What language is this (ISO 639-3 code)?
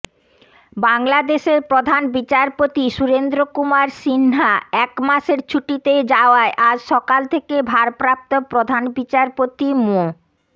ben